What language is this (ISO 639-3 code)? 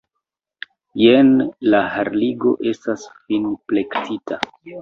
epo